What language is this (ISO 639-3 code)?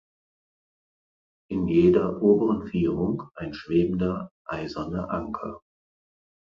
deu